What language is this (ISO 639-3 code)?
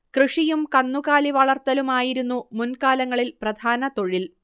mal